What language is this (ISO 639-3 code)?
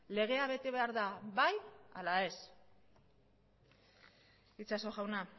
eus